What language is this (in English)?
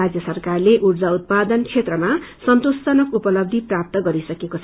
Nepali